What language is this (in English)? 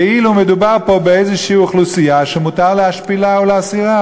Hebrew